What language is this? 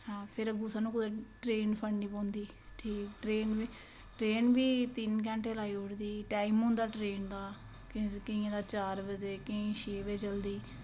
Dogri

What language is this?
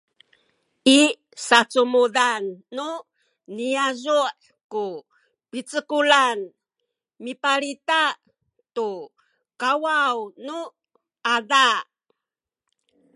Sakizaya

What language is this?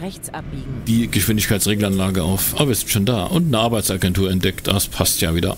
German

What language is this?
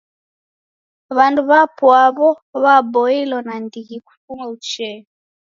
Taita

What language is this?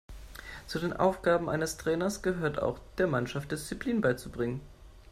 German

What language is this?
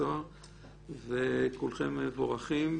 Hebrew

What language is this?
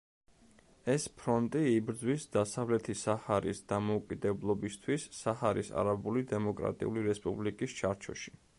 Georgian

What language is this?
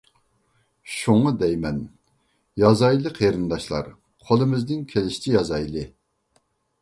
Uyghur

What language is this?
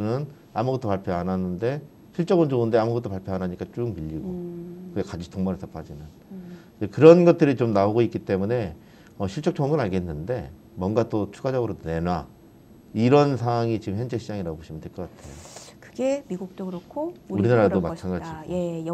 Korean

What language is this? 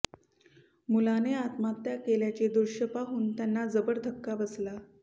Marathi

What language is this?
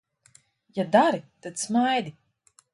Latvian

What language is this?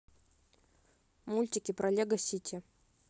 Russian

